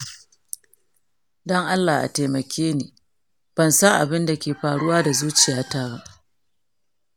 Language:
Hausa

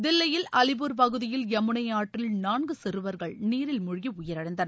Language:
Tamil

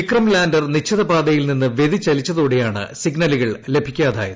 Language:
Malayalam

